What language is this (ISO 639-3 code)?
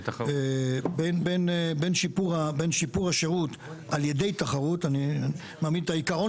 heb